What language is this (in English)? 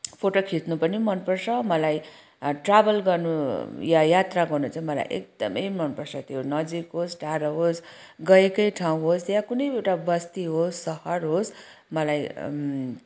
Nepali